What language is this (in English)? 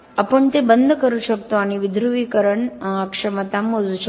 Marathi